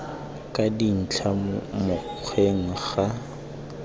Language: Tswana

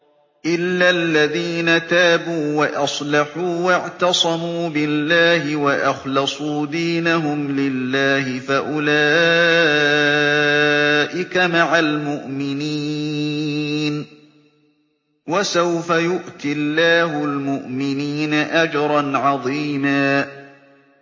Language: Arabic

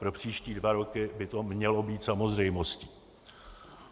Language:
Czech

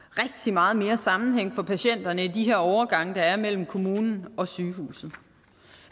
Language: Danish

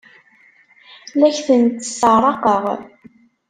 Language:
Kabyle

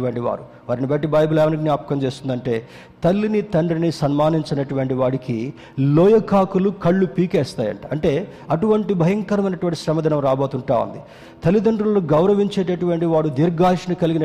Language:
Telugu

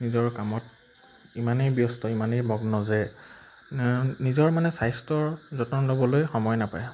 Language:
Assamese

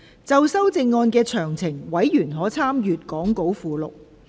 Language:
Cantonese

